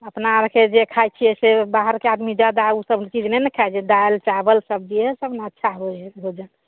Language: Maithili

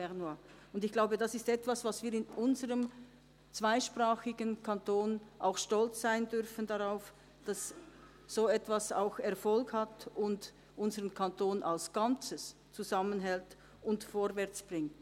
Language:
Swiss German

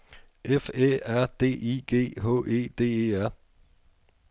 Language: Danish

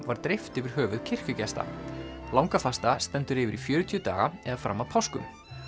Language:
Icelandic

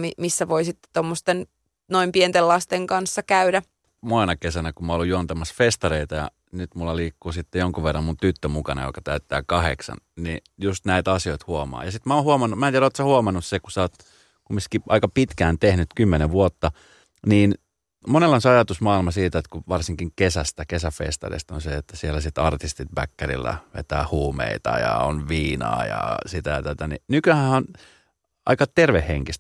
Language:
Finnish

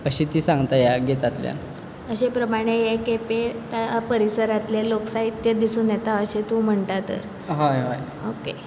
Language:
Konkani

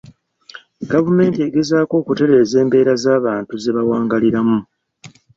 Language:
Ganda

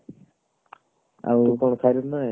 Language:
Odia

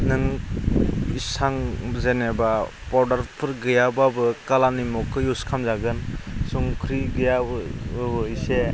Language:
Bodo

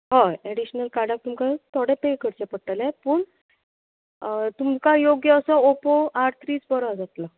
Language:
Konkani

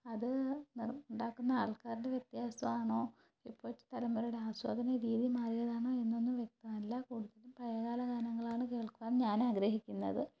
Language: Malayalam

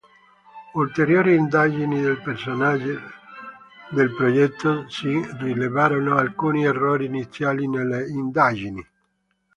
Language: Italian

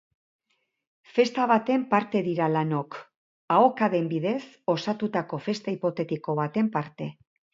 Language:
Basque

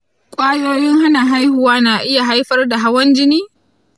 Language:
Hausa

